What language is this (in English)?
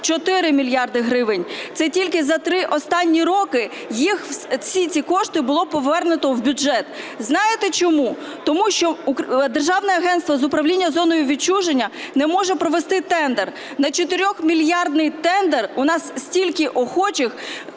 Ukrainian